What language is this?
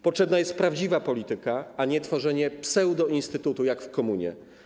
Polish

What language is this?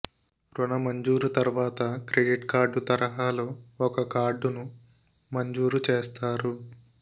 Telugu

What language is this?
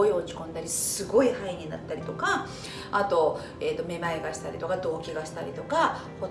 Japanese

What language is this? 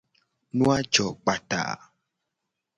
Gen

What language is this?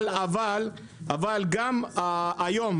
Hebrew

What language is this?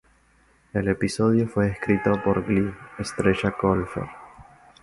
Spanish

